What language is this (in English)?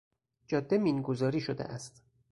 Persian